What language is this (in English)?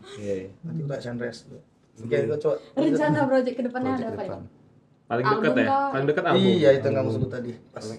Indonesian